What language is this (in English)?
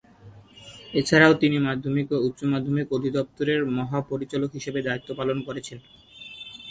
Bangla